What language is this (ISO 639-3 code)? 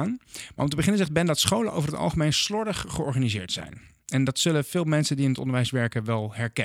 nld